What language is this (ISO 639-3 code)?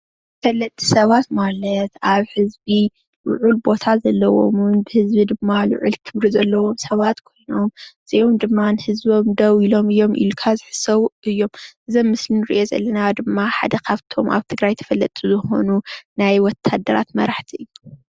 tir